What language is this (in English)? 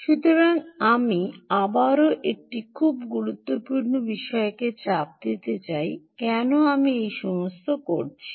Bangla